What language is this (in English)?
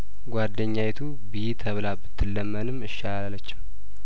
Amharic